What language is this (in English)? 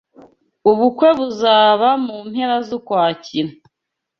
Kinyarwanda